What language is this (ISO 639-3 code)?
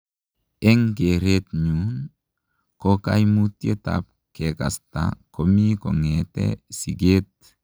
kln